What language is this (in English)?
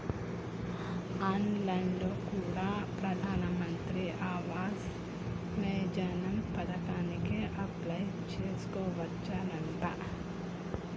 Telugu